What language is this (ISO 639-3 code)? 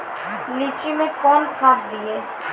mai